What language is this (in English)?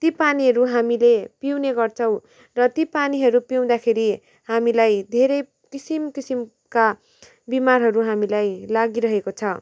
Nepali